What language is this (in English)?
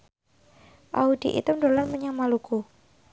Javanese